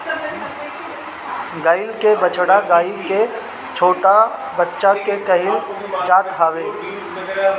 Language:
Bhojpuri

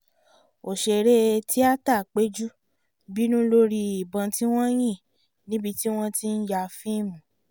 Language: Yoruba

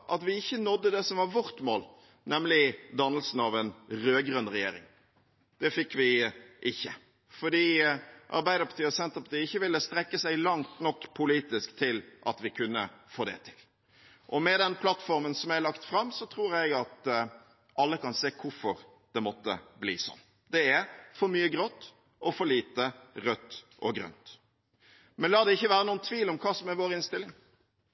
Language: Norwegian Bokmål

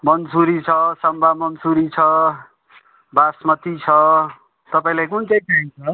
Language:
Nepali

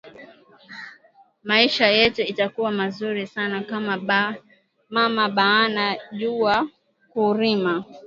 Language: Swahili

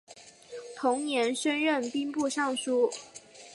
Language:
Chinese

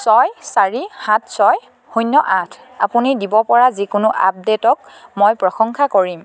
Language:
Assamese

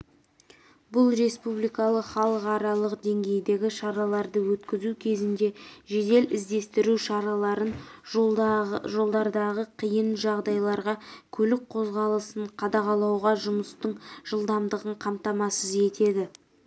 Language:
Kazakh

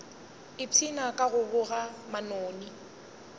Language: Northern Sotho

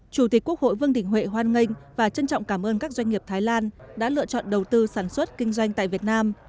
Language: Vietnamese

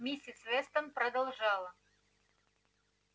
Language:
Russian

